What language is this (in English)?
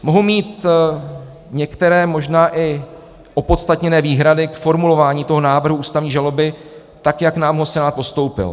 Czech